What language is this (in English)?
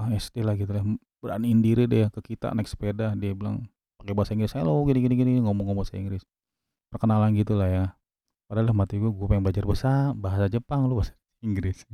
Indonesian